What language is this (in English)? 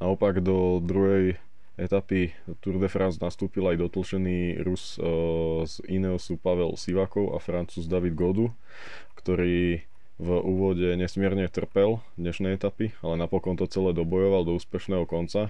Slovak